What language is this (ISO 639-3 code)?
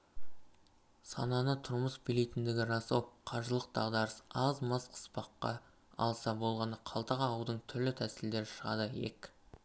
kaz